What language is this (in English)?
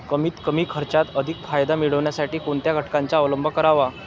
Marathi